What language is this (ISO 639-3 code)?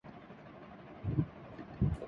urd